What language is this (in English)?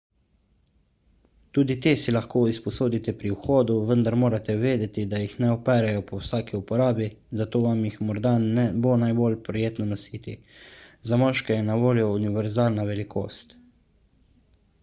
Slovenian